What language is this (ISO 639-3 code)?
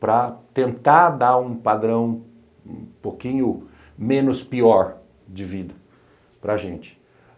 por